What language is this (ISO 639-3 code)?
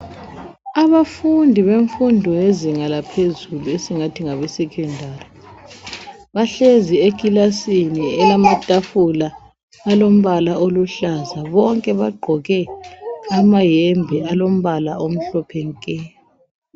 nde